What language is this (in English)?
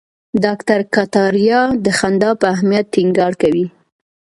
Pashto